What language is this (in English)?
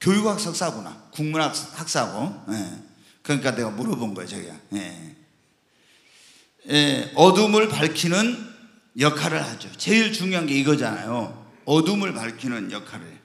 Korean